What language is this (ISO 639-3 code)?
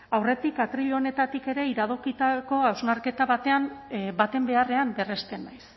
eus